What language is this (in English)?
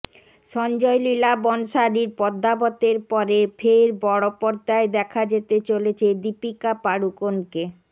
Bangla